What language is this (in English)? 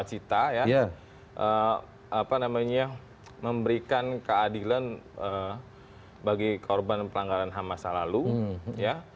Indonesian